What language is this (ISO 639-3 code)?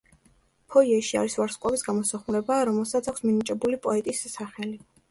kat